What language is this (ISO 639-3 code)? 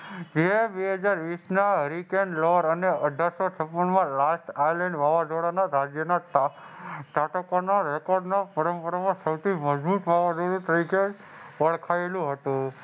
guj